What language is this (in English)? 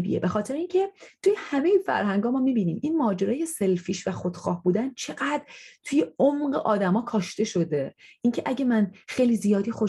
Persian